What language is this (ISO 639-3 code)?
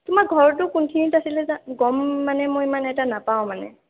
asm